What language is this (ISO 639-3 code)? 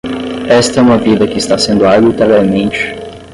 por